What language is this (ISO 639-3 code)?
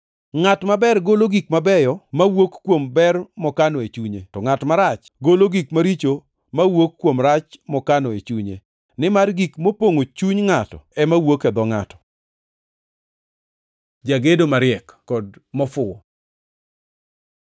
luo